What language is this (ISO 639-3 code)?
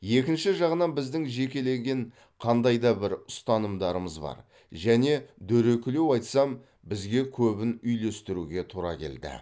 kaz